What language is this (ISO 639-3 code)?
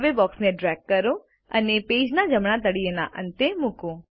guj